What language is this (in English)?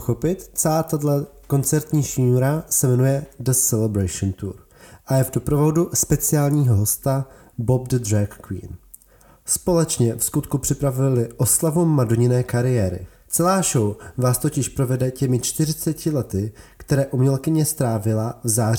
Czech